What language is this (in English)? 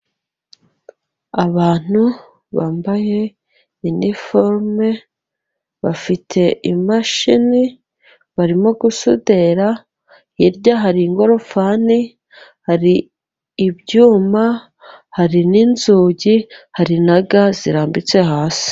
Kinyarwanda